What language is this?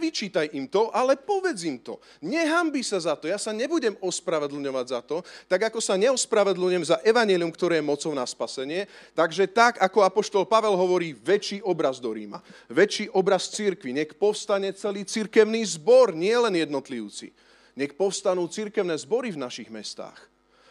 Slovak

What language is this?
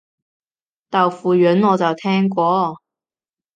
Cantonese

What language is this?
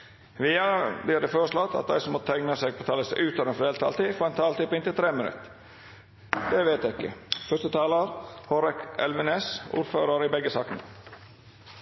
Norwegian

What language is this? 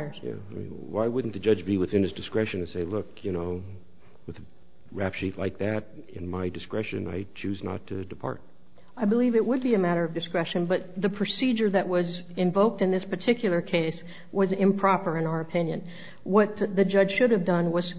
English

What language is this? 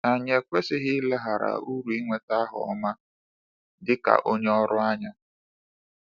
Igbo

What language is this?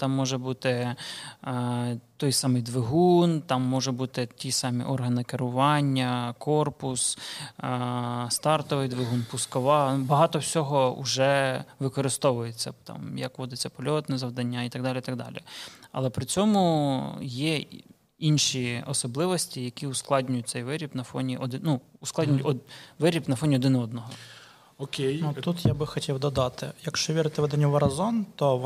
Ukrainian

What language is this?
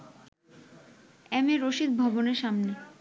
Bangla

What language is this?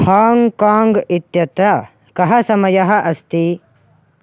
Sanskrit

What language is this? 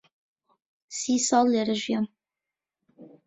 Central Kurdish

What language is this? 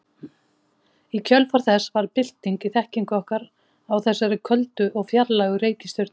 Icelandic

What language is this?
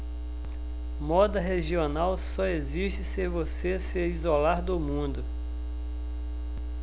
Portuguese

